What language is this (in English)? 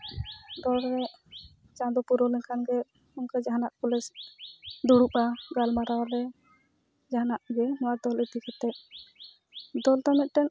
Santali